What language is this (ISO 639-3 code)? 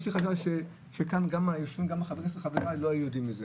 heb